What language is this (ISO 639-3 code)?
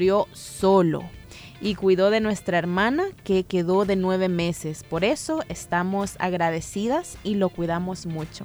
spa